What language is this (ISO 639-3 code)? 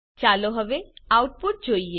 guj